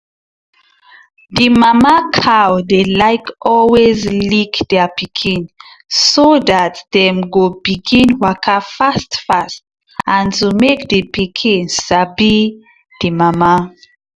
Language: Nigerian Pidgin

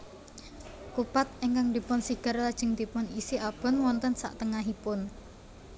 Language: Javanese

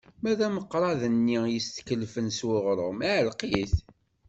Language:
Kabyle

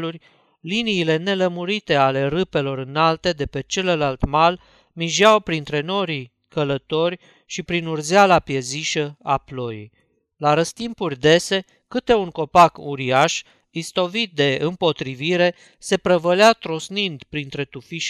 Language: Romanian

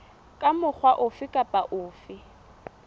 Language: Southern Sotho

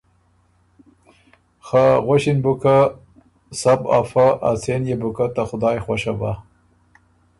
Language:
Ormuri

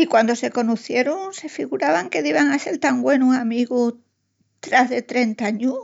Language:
Extremaduran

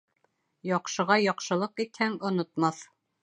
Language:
Bashkir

